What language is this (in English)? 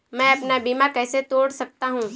Hindi